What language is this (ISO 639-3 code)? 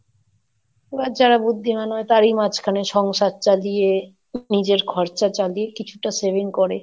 ben